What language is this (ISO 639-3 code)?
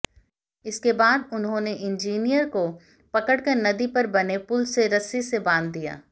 hin